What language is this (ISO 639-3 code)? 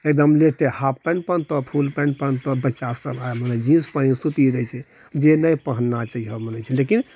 mai